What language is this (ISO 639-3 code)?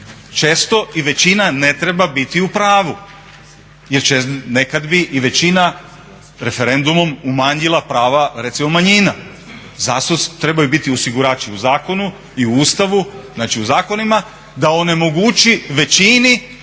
hrv